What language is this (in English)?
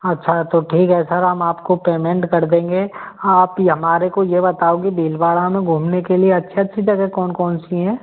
Hindi